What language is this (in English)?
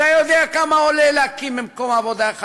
Hebrew